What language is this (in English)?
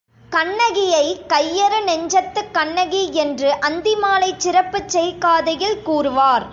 Tamil